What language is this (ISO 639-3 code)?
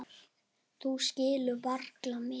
isl